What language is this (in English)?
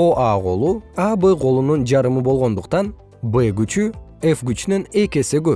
Kyrgyz